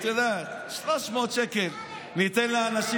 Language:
Hebrew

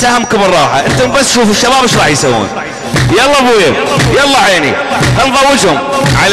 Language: Arabic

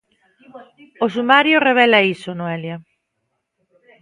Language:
Galician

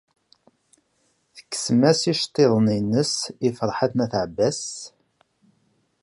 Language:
Kabyle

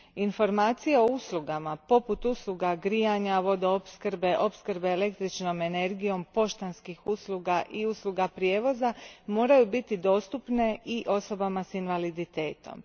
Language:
Croatian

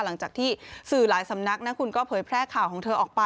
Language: Thai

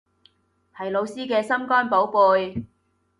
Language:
Cantonese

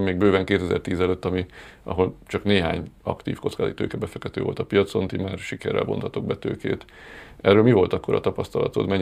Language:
Hungarian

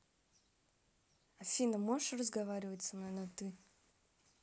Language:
Russian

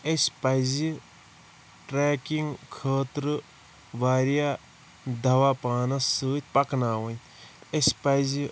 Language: Kashmiri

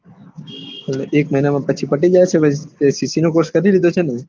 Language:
Gujarati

